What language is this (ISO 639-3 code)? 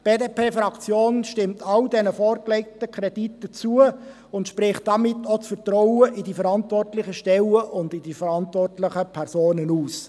gsw